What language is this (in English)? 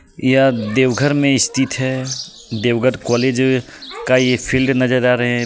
Hindi